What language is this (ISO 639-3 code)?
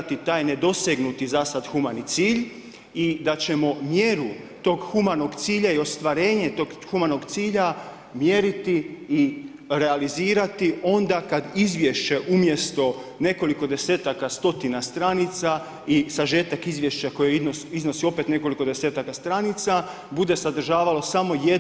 hrv